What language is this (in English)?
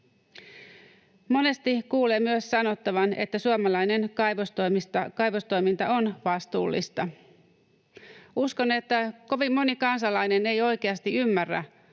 Finnish